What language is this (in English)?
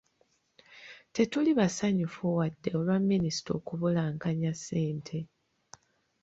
Ganda